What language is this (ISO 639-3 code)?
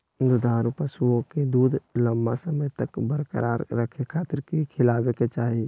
mag